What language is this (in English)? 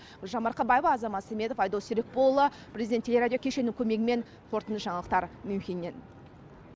Kazakh